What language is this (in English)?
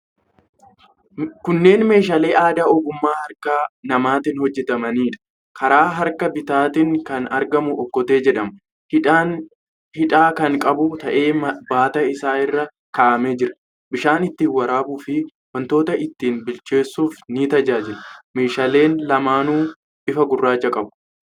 Oromo